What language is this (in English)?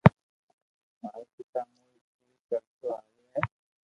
Loarki